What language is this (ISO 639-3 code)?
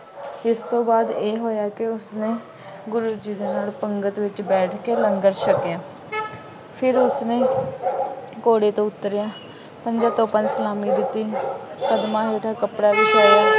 pan